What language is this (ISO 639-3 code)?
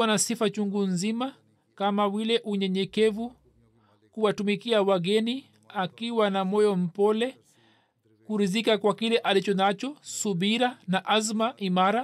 swa